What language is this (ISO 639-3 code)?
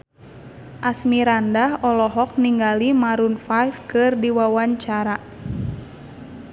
sun